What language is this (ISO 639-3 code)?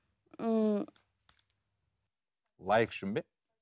kaz